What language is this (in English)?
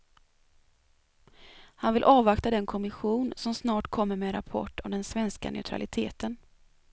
Swedish